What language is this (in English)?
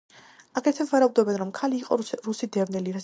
Georgian